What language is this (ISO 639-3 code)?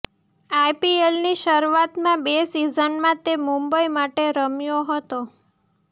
guj